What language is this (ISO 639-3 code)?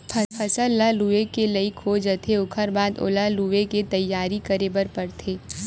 hne